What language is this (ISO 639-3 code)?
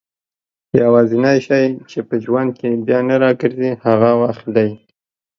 pus